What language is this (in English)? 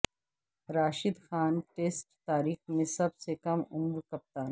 Urdu